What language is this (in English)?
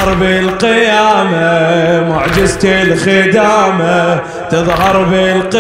Arabic